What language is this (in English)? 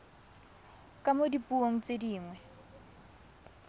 Tswana